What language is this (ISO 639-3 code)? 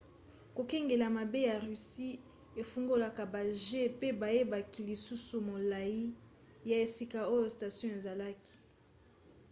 lin